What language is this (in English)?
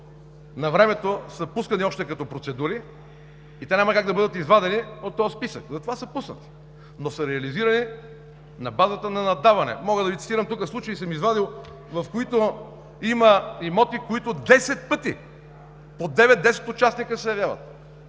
Bulgarian